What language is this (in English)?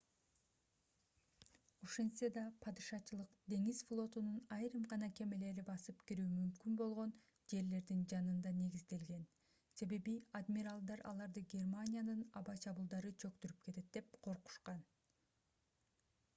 Kyrgyz